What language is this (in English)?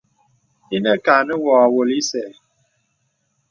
Bebele